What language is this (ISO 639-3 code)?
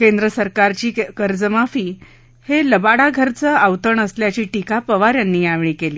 mar